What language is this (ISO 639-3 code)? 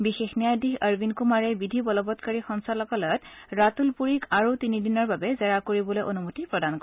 asm